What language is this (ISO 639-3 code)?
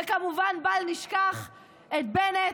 heb